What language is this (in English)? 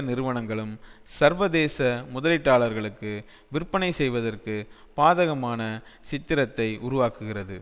Tamil